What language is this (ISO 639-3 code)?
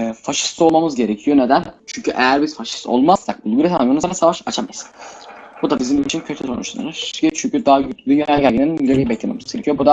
tur